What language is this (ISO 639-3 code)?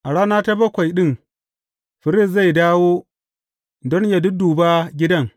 hau